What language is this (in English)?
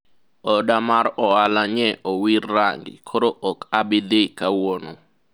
Luo (Kenya and Tanzania)